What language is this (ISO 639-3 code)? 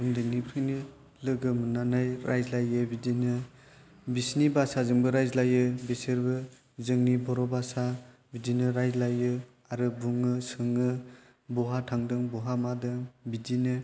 brx